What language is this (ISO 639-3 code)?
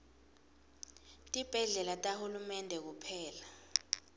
ssw